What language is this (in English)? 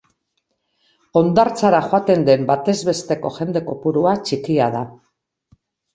Basque